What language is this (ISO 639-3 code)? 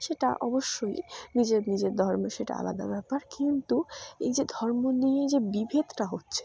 ben